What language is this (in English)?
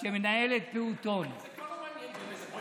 Hebrew